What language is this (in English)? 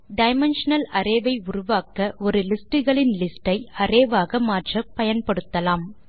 Tamil